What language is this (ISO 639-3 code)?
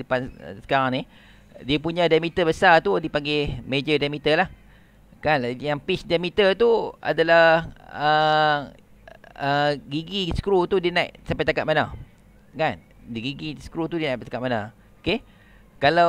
msa